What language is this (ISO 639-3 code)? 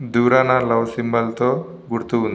tel